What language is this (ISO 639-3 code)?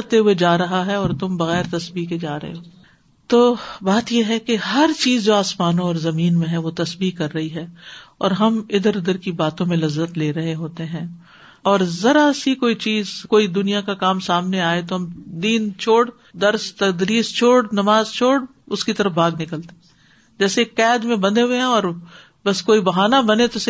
urd